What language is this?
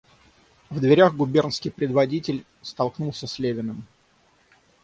Russian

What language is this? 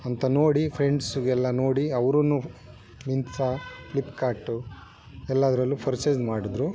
Kannada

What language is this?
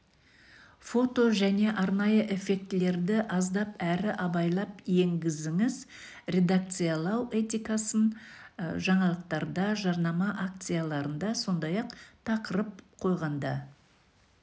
Kazakh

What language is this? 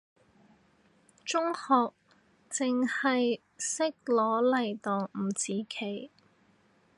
Cantonese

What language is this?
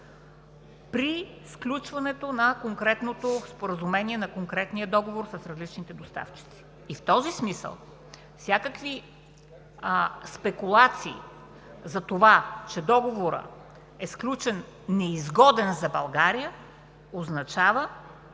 Bulgarian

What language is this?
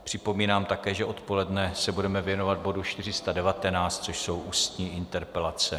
Czech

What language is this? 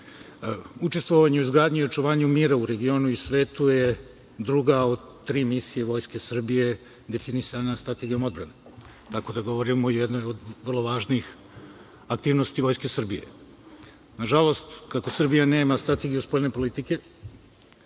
Serbian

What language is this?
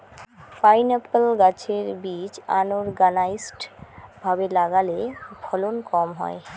Bangla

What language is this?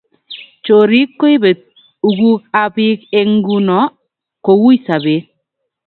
Kalenjin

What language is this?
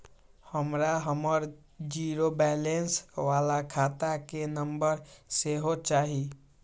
Maithili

